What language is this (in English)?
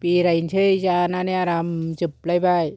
Bodo